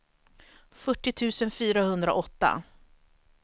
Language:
Swedish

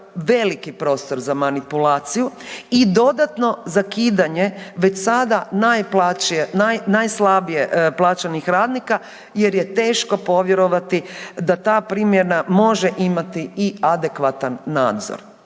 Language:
Croatian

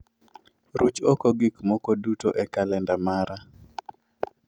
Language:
Luo (Kenya and Tanzania)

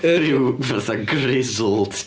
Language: Welsh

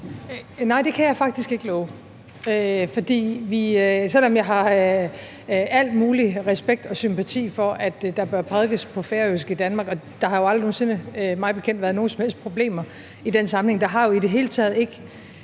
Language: Danish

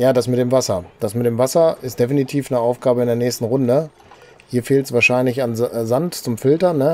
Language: German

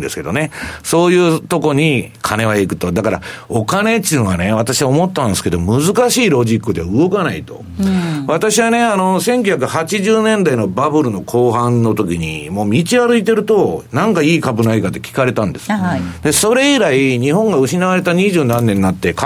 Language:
Japanese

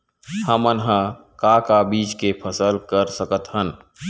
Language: Chhattisgarhi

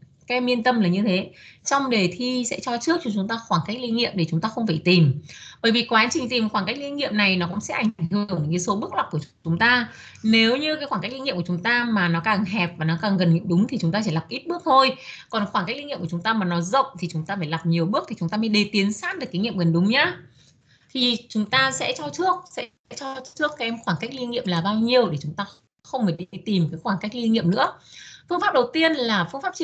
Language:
Vietnamese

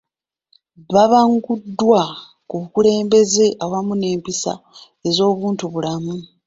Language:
Ganda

